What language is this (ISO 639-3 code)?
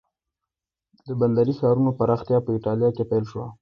pus